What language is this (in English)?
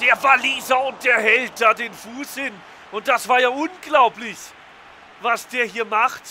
German